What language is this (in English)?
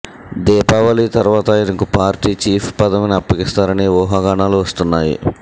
Telugu